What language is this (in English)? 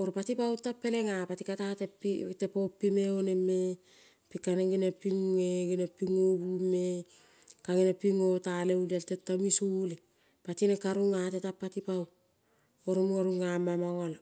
Kol (Papua New Guinea)